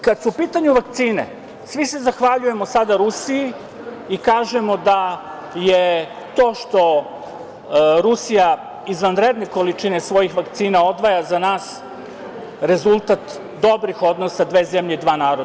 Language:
Serbian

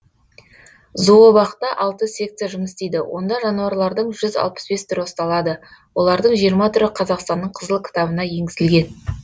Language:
Kazakh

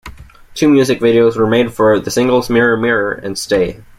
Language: English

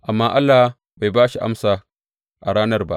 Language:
Hausa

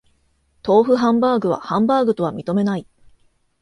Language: Japanese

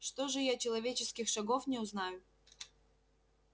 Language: Russian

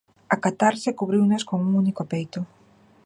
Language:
Galician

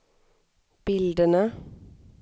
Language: Swedish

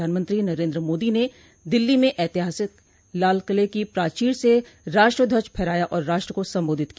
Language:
Hindi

